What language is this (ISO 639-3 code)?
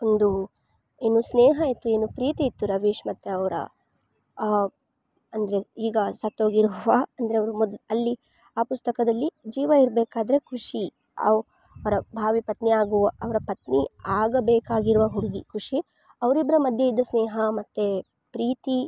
kan